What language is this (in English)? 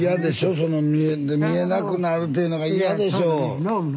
Japanese